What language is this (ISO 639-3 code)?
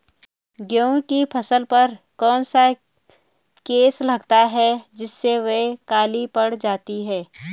hin